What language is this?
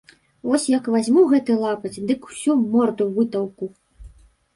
Belarusian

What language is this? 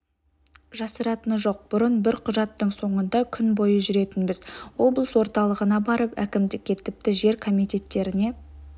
Kazakh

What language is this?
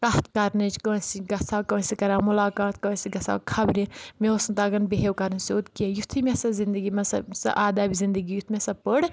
Kashmiri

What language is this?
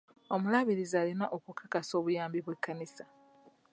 Ganda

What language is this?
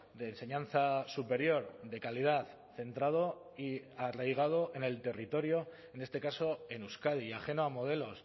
Spanish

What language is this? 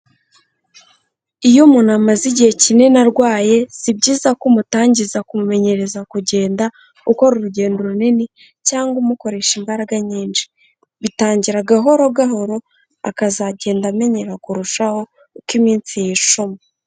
Kinyarwanda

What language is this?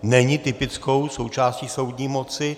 Czech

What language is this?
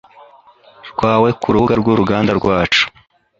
Kinyarwanda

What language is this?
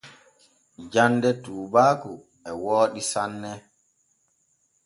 Borgu Fulfulde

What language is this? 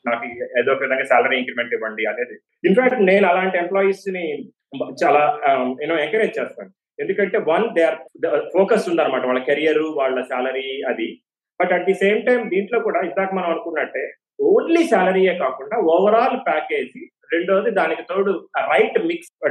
Telugu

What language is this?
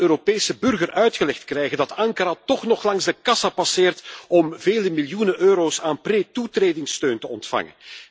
Dutch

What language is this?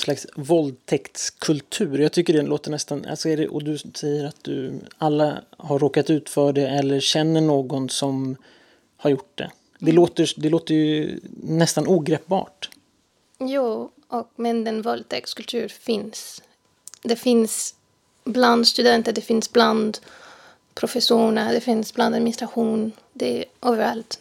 Swedish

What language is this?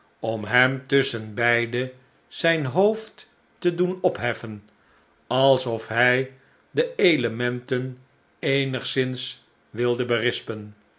Dutch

